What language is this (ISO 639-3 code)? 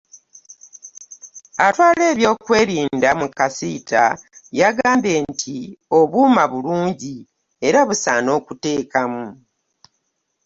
lug